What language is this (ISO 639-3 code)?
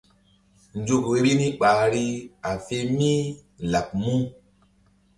mdd